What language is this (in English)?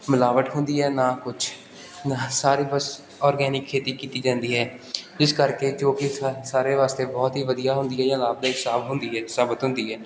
Punjabi